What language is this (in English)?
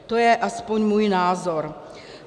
Czech